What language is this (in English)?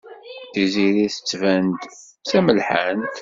Kabyle